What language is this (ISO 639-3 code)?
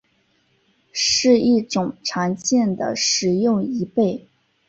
zho